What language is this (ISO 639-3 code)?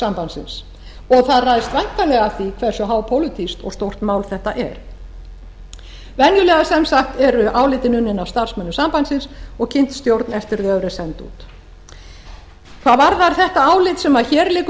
isl